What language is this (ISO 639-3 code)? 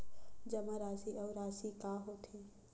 hne